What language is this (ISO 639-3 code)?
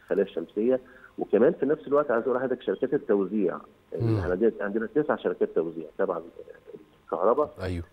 ara